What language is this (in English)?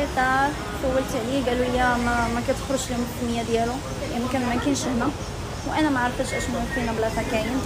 Arabic